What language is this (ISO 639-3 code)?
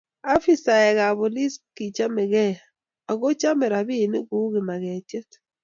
kln